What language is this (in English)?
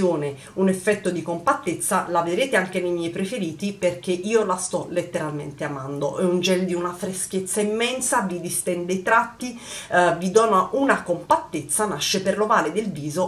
Italian